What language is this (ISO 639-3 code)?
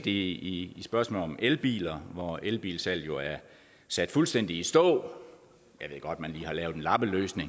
dan